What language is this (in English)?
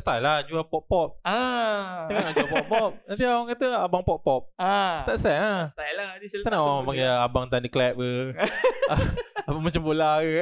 Malay